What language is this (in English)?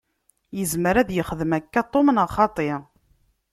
Kabyle